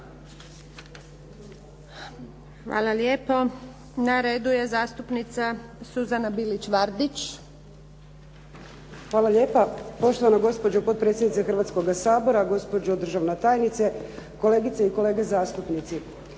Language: Croatian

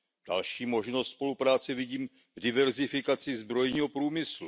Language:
Czech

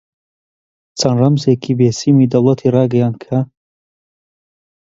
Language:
Central Kurdish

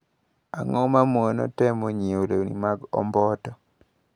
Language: Luo (Kenya and Tanzania)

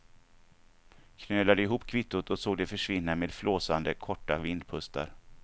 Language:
Swedish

